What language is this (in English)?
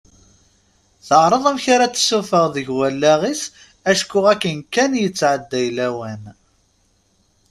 Kabyle